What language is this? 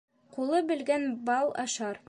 Bashkir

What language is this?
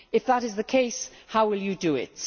English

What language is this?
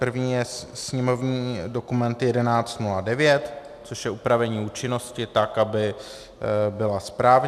Czech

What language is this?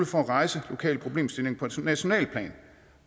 Danish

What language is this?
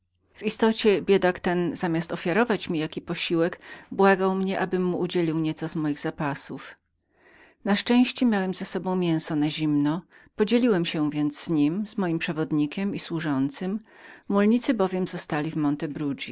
Polish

